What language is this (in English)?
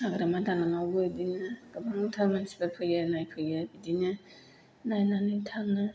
Bodo